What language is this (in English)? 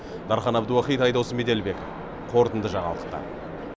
Kazakh